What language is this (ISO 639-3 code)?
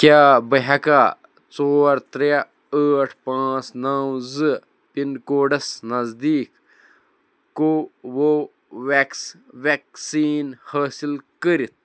kas